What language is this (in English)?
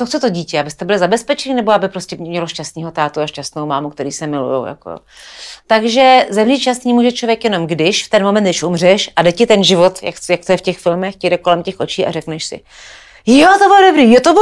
Czech